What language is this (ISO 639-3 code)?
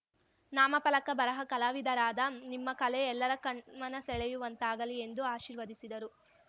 kan